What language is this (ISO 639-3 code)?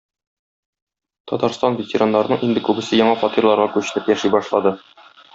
tat